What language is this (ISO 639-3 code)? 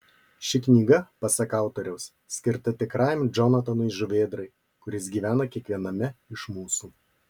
lit